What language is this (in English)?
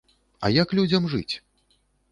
Belarusian